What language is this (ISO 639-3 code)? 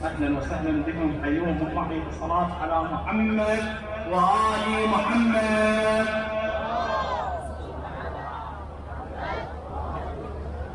ara